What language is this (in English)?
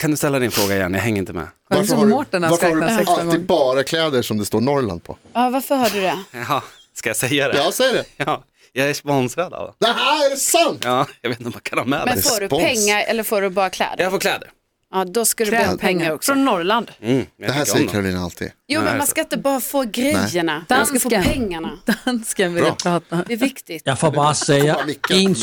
Swedish